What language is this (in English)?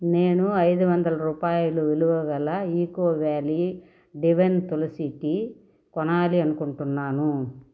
Telugu